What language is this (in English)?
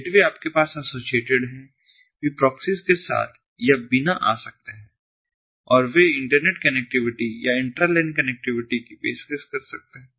Hindi